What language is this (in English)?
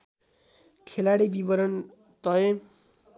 Nepali